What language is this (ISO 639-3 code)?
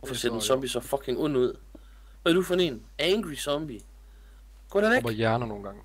dan